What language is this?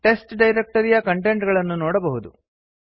Kannada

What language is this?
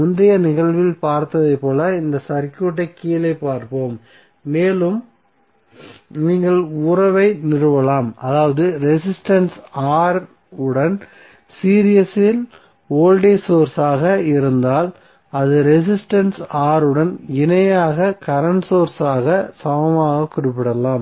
Tamil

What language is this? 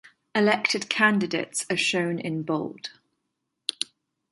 English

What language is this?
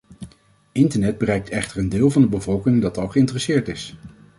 Dutch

